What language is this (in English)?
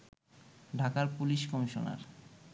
Bangla